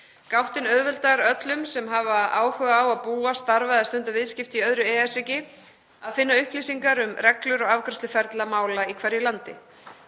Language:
Icelandic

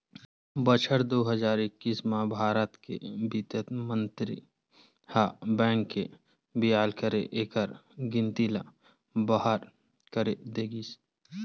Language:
Chhattisgarhi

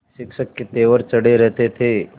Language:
Hindi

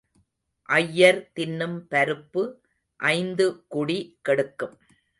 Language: Tamil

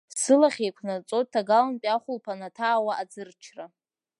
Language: Abkhazian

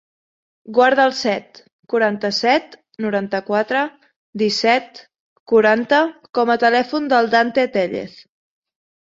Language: Catalan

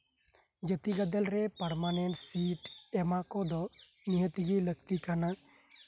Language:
Santali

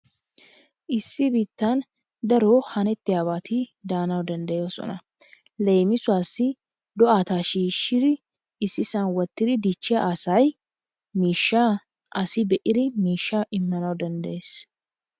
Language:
Wolaytta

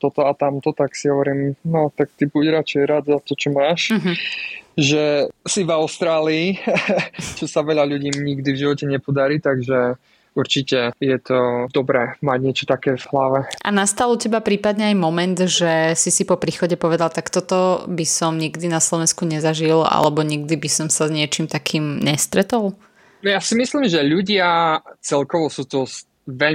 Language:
Slovak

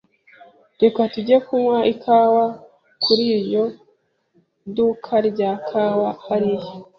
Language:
Kinyarwanda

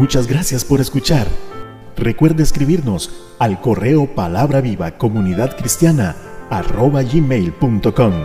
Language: Spanish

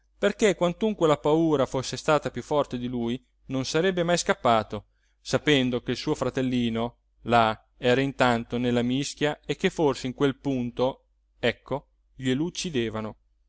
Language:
Italian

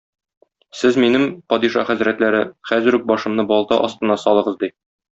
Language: Tatar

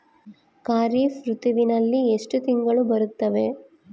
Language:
Kannada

